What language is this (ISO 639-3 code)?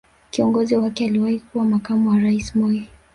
swa